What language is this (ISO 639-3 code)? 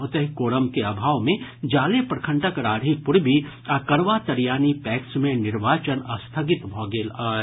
mai